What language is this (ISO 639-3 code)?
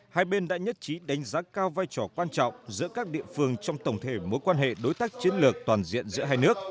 vie